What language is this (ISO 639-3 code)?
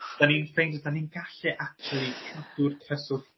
cym